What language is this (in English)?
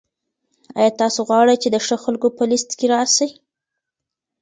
Pashto